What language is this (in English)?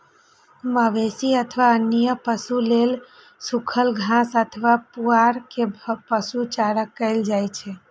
Maithili